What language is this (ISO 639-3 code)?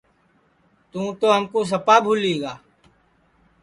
ssi